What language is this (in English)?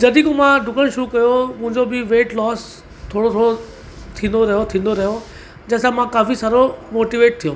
Sindhi